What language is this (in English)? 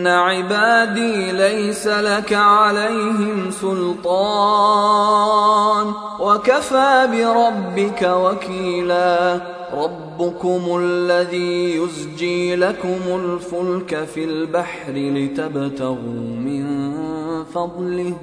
Arabic